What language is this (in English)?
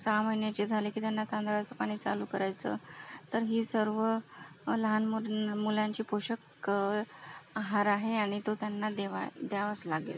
Marathi